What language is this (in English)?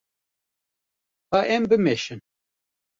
Kurdish